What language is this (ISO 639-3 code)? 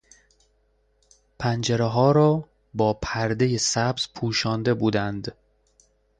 fas